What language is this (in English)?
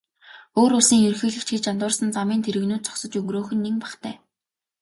Mongolian